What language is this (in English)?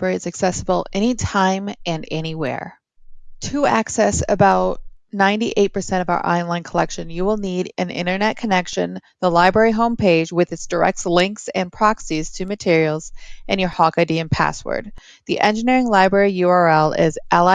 English